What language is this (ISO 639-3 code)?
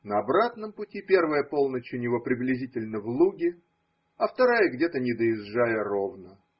rus